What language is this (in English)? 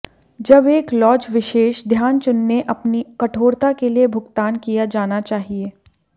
Hindi